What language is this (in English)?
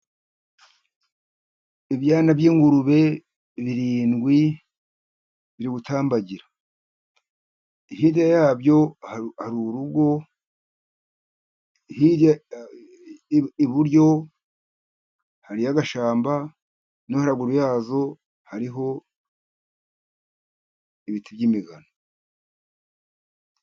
Kinyarwanda